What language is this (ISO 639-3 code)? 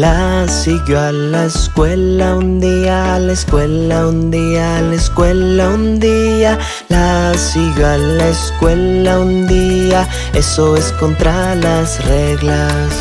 spa